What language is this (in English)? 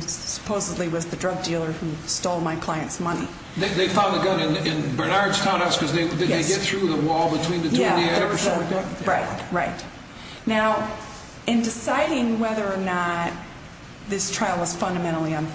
English